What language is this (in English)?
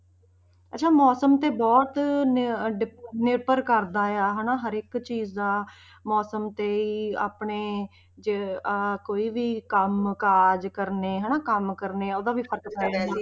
Punjabi